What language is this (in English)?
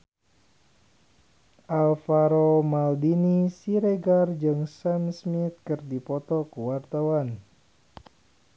Sundanese